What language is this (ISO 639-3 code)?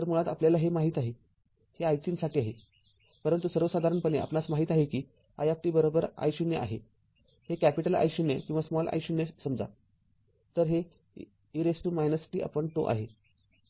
mar